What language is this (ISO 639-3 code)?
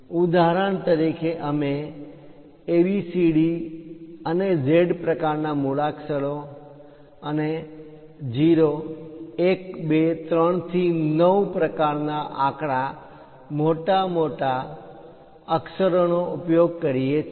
guj